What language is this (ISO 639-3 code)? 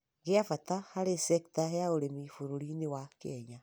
kik